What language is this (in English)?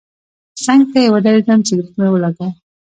Pashto